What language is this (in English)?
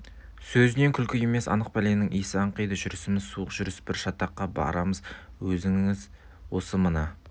Kazakh